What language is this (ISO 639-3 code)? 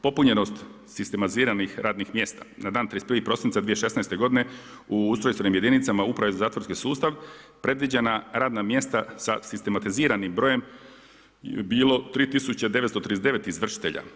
hrv